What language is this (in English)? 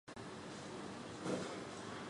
Chinese